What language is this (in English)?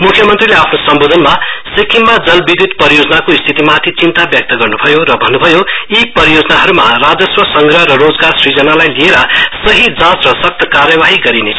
Nepali